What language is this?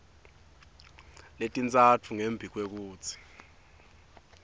Swati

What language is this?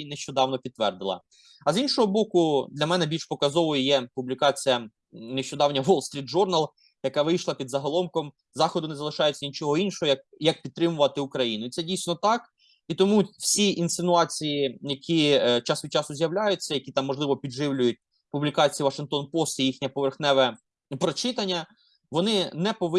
Ukrainian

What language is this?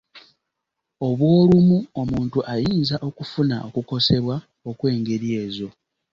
Ganda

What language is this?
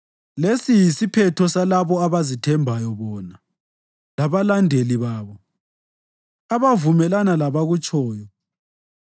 North Ndebele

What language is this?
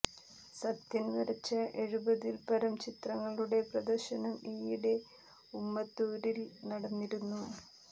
Malayalam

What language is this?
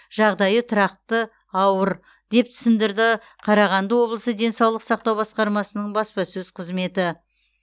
Kazakh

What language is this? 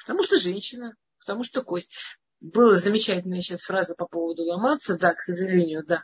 Russian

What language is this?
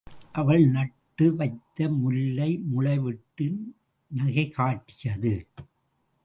Tamil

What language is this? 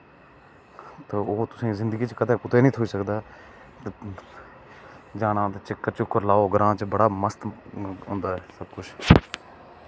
Dogri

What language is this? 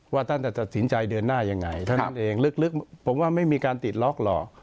Thai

